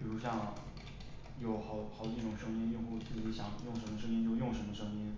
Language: Chinese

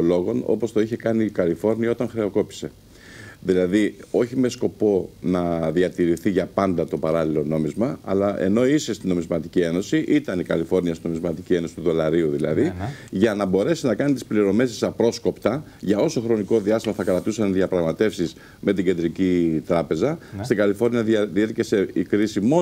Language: Greek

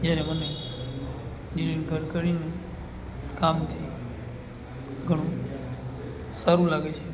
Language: Gujarati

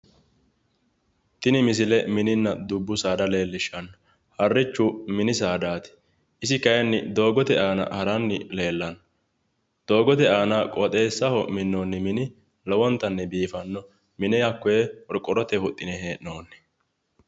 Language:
Sidamo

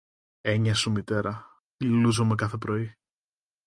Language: Greek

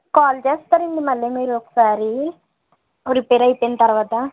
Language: Telugu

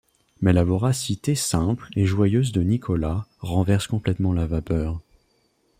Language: French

